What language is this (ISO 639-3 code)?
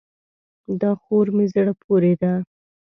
pus